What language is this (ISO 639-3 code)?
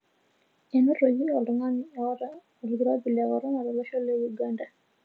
mas